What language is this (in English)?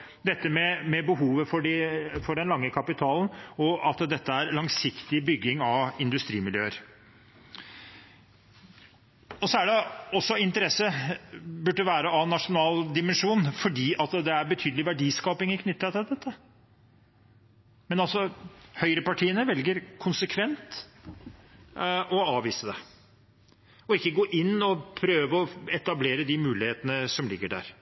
Norwegian Bokmål